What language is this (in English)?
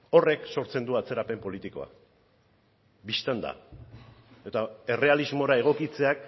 Basque